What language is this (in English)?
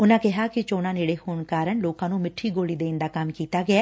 Punjabi